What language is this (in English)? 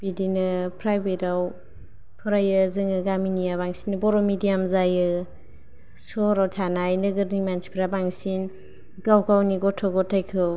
Bodo